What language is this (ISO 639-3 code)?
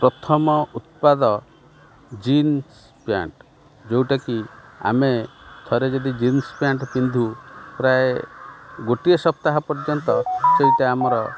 ori